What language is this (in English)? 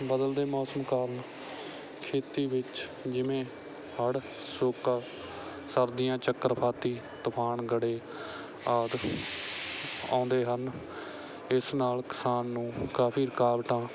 Punjabi